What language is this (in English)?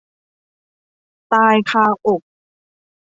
Thai